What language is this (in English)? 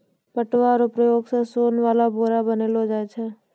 Maithili